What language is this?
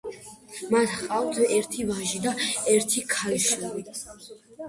Georgian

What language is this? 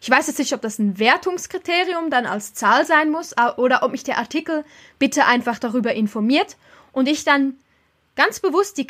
German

